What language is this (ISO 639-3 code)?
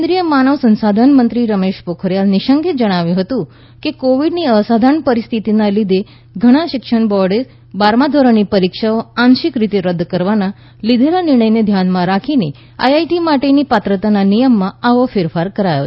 guj